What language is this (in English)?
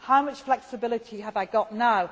English